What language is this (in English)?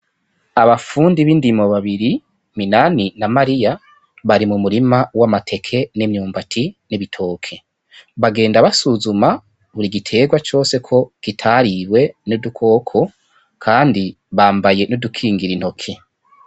Rundi